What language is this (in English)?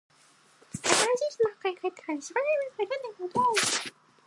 Japanese